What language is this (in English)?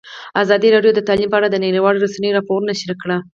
Pashto